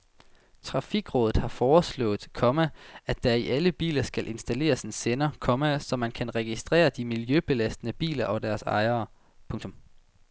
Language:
Danish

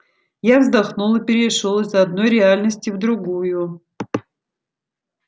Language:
Russian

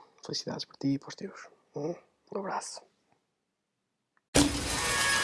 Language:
Portuguese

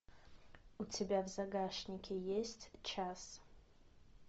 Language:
Russian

